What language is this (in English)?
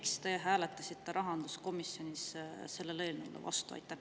Estonian